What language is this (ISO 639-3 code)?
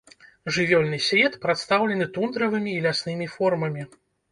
bel